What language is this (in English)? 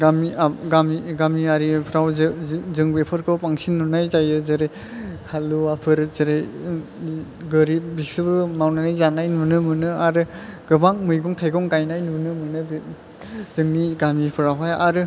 Bodo